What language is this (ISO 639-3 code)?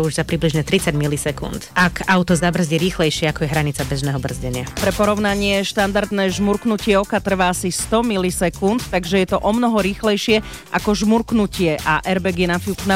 slk